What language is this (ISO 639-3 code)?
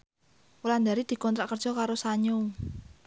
jav